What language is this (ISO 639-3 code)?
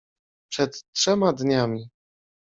pol